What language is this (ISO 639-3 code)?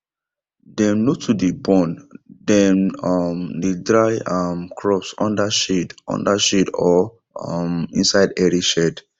pcm